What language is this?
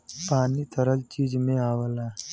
Bhojpuri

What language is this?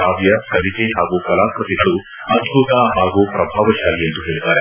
Kannada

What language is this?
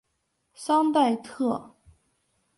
Chinese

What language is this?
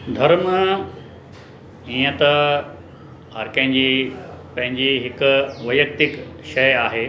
Sindhi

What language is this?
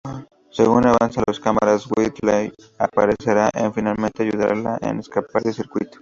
Spanish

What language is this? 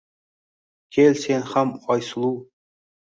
Uzbek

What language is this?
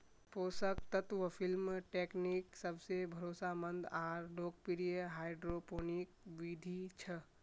Magahi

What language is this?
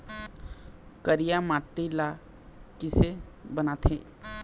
Chhattisgarhi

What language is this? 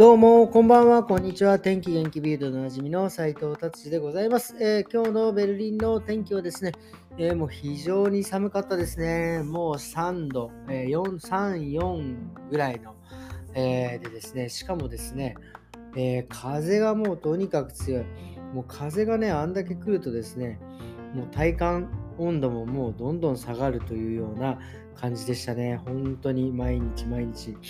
Japanese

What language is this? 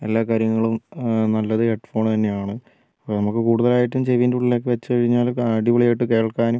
Malayalam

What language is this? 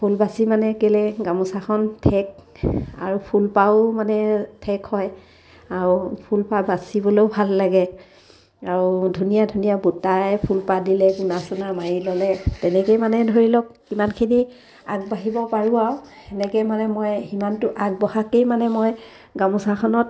Assamese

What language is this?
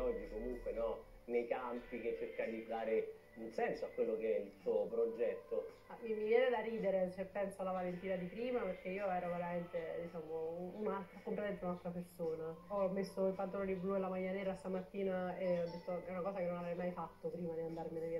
Italian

